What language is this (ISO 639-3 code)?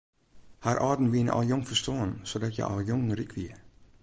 fry